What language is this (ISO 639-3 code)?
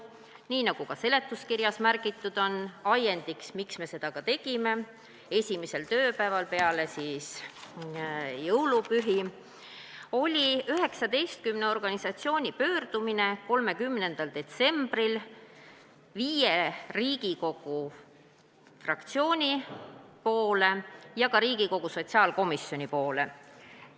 est